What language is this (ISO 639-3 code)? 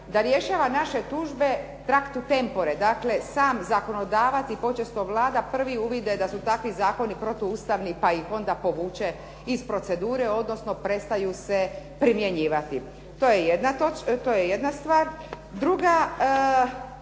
hrv